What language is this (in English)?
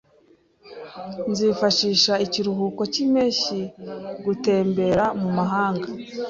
Kinyarwanda